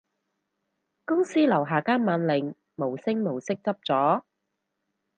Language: Cantonese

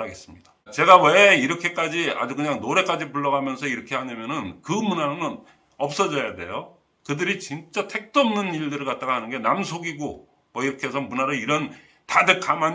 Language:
Korean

